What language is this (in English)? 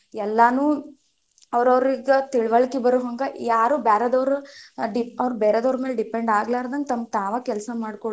Kannada